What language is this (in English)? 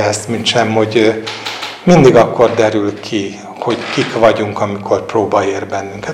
Hungarian